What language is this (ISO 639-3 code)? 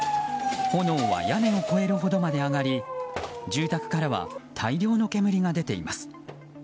jpn